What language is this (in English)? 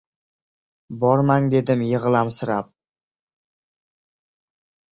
Uzbek